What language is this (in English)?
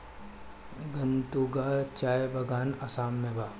Bhojpuri